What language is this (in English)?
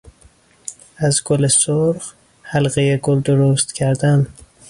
Persian